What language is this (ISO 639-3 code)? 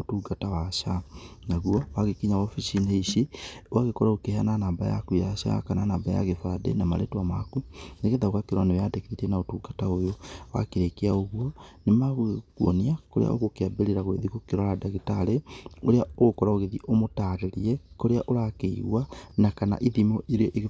kik